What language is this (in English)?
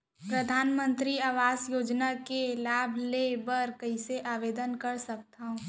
Chhattisgarhi